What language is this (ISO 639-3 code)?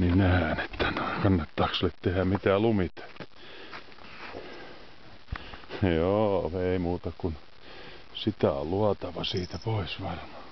fin